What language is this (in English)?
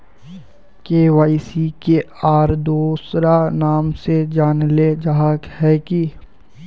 Magahi